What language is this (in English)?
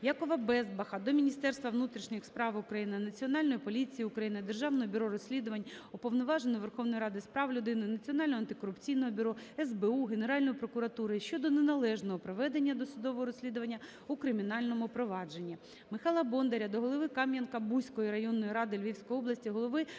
Ukrainian